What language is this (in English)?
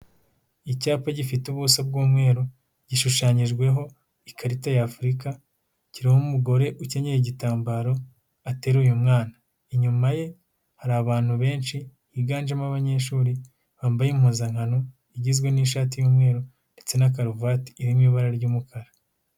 Kinyarwanda